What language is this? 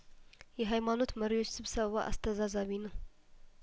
Amharic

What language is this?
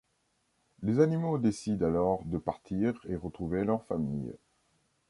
French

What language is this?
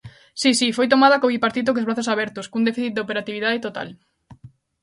Galician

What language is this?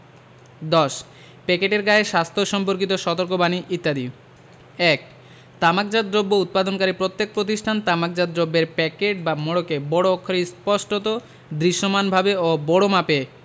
Bangla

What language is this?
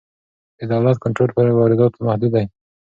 Pashto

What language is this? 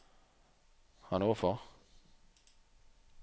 Norwegian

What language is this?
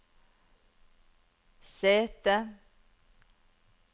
Norwegian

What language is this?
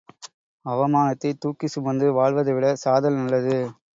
Tamil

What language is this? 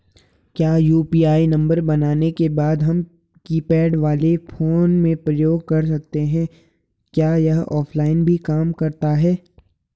Hindi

